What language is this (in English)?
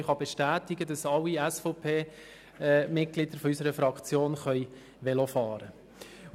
Swiss German